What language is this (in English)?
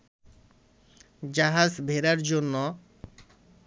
Bangla